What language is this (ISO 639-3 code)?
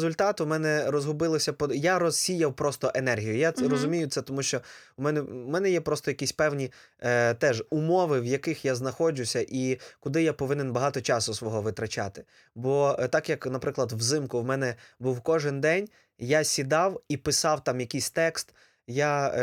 ukr